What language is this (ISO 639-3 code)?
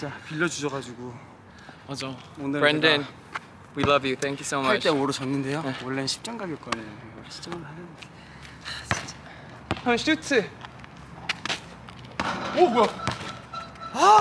kor